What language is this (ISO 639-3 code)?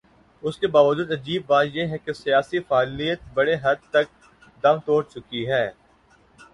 urd